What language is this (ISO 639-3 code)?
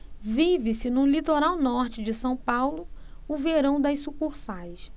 por